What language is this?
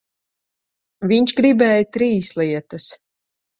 Latvian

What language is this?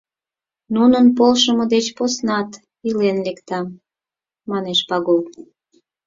Mari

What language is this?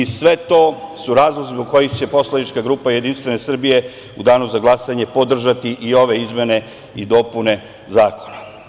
Serbian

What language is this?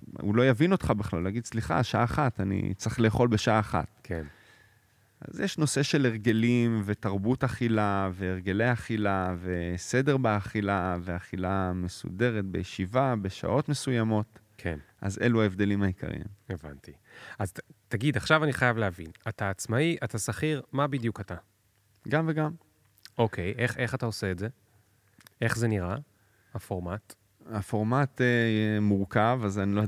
Hebrew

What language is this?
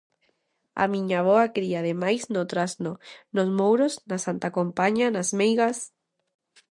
Galician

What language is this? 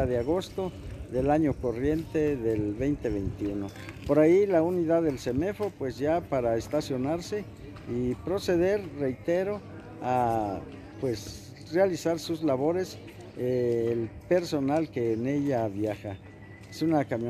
Spanish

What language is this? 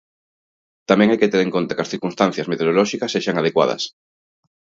Galician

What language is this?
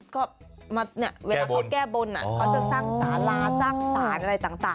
Thai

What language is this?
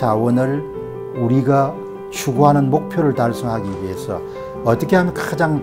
Korean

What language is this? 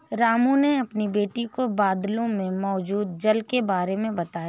Hindi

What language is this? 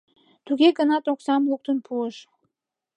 Mari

